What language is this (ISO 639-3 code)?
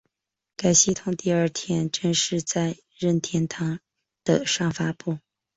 zho